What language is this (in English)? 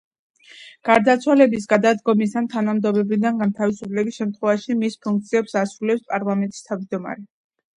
Georgian